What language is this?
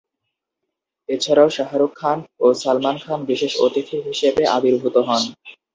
Bangla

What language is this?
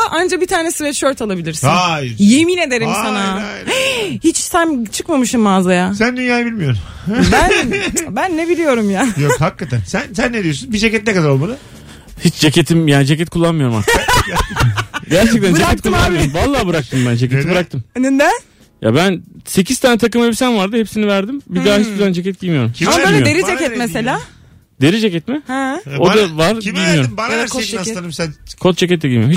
Turkish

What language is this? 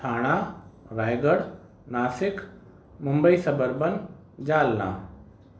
Sindhi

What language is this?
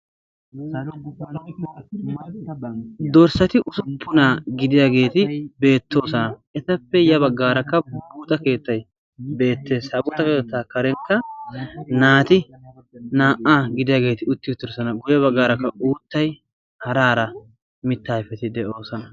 Wolaytta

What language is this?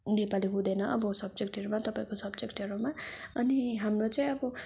Nepali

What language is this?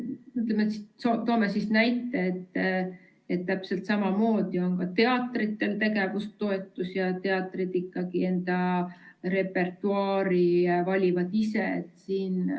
Estonian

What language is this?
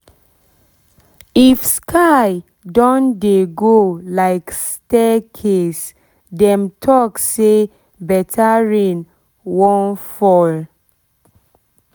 Nigerian Pidgin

